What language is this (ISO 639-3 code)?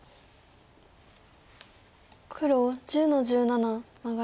jpn